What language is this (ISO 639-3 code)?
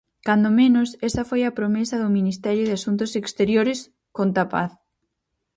glg